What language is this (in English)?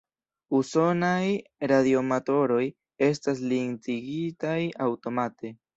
Esperanto